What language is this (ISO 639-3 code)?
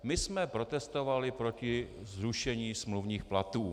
ces